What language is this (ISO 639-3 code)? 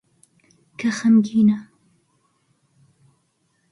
ckb